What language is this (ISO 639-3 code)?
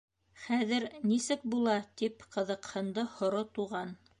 bak